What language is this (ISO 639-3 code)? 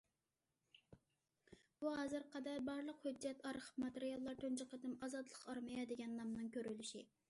uig